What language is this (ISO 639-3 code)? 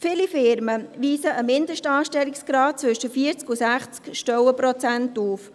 gsw